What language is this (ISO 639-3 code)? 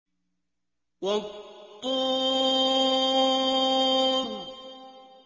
ara